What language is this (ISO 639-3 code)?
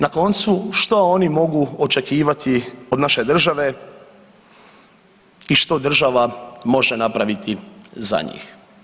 hrv